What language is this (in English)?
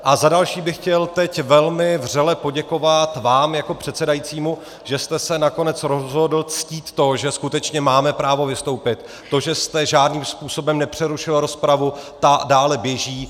Czech